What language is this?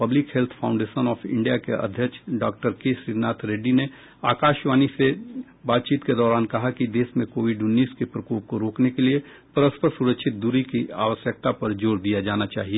Hindi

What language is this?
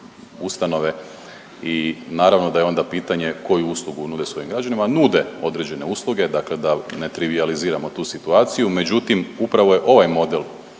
Croatian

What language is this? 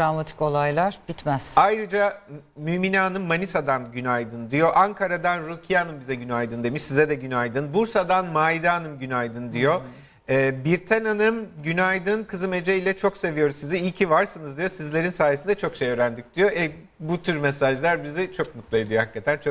Turkish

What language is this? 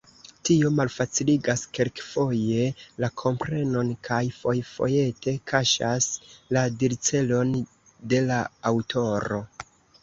Esperanto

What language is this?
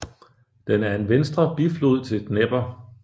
Danish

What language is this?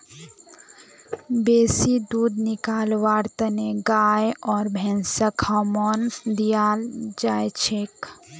Magahi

